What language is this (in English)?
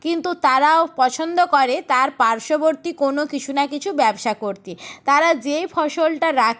Bangla